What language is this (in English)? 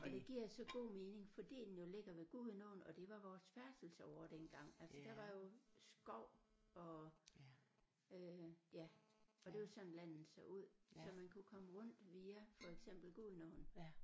Danish